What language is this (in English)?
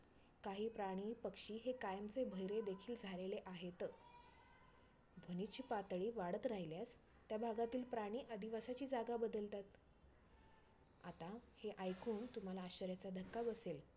Marathi